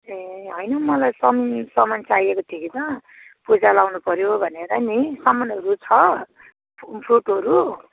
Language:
Nepali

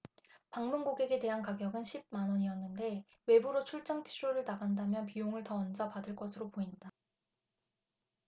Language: Korean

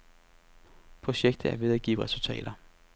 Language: Danish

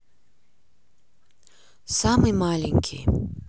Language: Russian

